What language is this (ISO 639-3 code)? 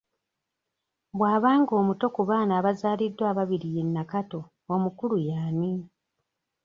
lug